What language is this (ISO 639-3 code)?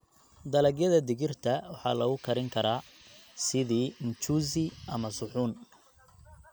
som